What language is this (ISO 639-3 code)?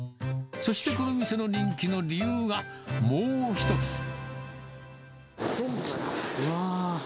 jpn